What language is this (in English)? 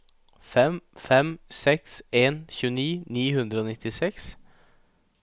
Norwegian